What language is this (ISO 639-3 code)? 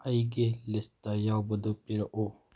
mni